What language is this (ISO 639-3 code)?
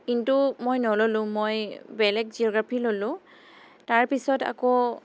asm